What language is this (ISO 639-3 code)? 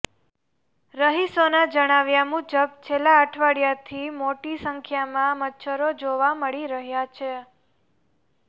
guj